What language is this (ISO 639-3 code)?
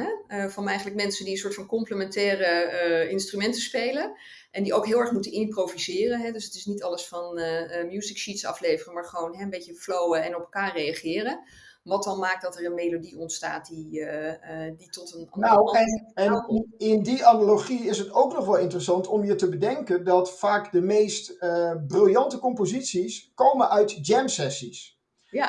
nld